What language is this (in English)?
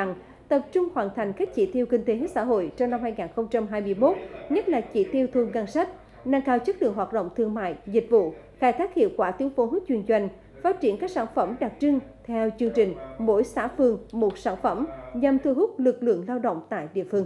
Vietnamese